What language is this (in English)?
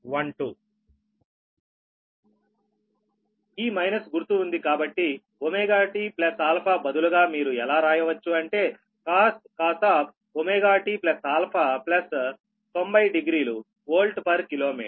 Telugu